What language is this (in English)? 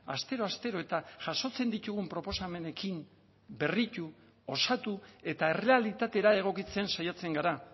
Basque